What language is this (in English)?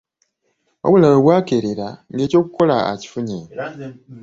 Ganda